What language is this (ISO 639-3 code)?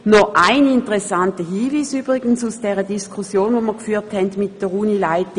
gsw